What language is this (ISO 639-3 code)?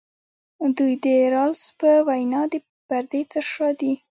pus